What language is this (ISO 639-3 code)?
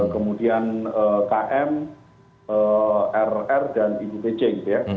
ind